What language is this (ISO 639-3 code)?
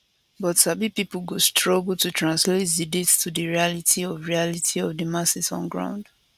pcm